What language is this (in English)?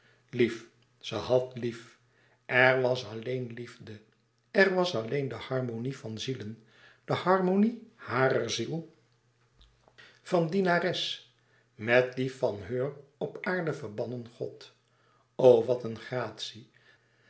Dutch